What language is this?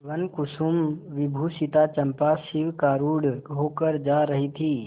Hindi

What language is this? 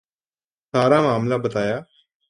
Urdu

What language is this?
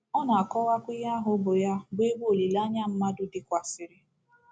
Igbo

